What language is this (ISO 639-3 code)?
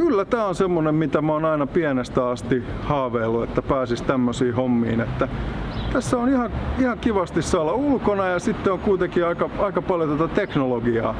fin